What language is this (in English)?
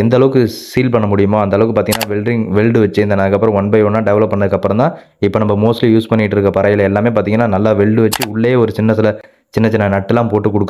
Indonesian